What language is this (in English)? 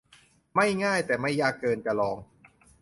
Thai